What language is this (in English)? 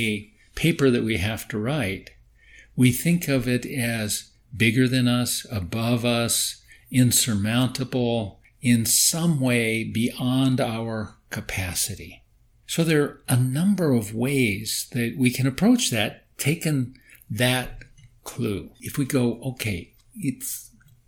English